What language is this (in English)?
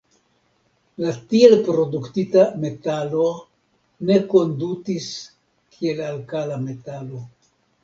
Esperanto